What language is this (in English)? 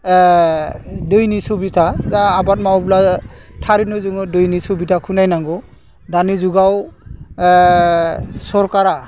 Bodo